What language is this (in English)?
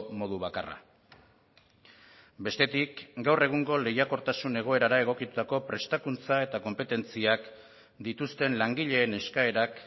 Basque